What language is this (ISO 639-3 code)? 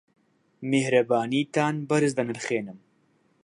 ckb